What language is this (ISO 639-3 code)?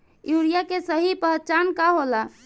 bho